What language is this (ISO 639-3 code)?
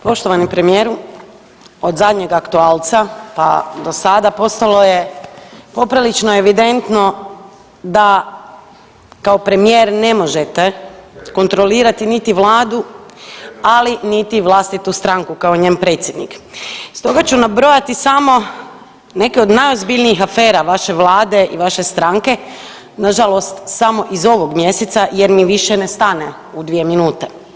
hrv